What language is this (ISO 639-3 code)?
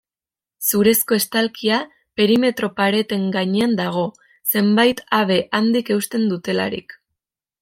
eus